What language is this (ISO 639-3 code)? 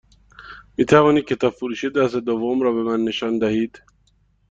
fas